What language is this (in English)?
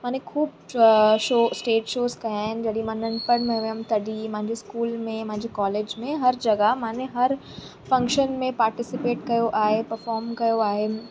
Sindhi